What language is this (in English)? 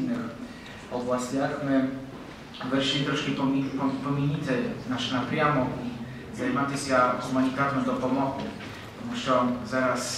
Ukrainian